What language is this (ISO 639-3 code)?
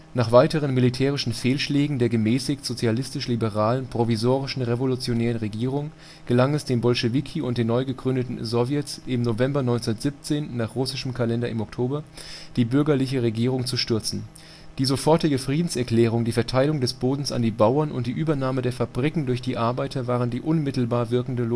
deu